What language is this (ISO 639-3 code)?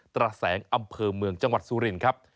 tha